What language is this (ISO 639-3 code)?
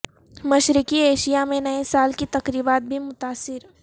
urd